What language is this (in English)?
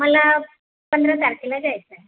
Marathi